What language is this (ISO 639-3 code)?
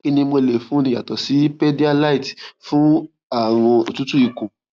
yor